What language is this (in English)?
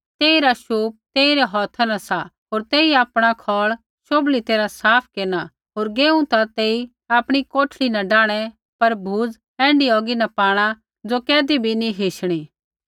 Kullu Pahari